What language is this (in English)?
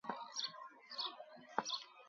Sindhi Bhil